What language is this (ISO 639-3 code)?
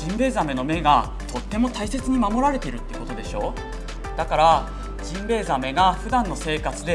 jpn